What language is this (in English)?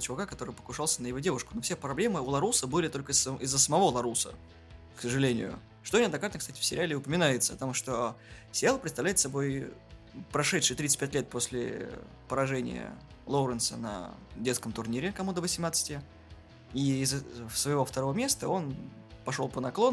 Russian